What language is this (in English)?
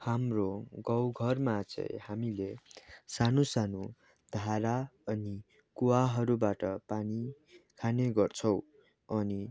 Nepali